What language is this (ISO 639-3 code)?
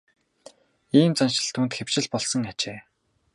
mon